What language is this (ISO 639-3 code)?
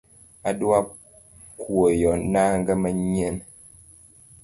luo